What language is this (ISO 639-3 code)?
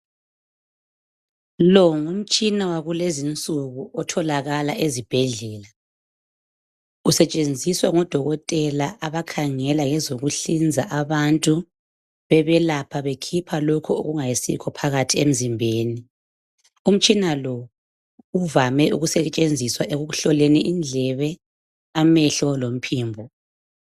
nde